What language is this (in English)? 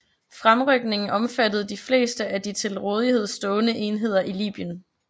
Danish